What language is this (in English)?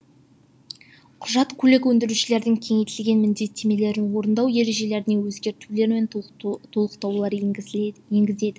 Kazakh